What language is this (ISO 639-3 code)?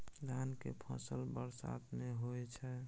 mai